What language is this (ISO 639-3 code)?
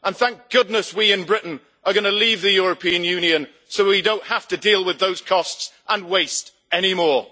eng